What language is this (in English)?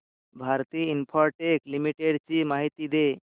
Marathi